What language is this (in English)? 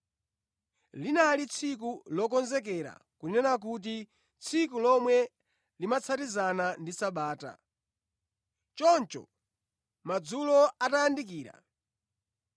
Nyanja